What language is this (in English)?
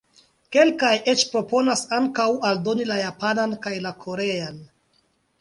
Esperanto